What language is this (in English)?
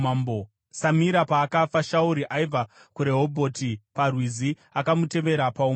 Shona